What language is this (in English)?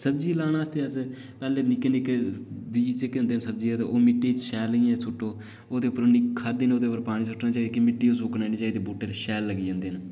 Dogri